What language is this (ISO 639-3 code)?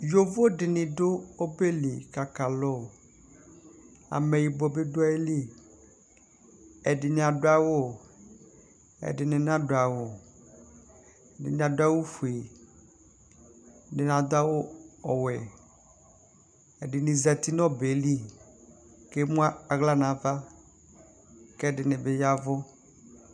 kpo